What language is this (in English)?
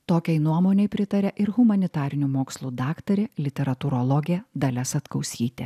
Lithuanian